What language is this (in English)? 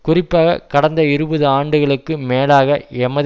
Tamil